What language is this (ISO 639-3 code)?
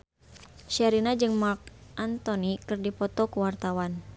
sun